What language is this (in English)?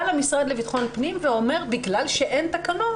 Hebrew